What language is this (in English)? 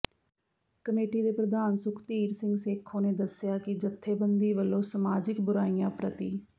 Punjabi